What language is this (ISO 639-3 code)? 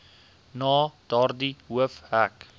afr